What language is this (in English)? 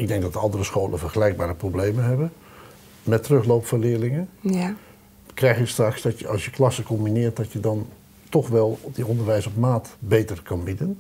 Dutch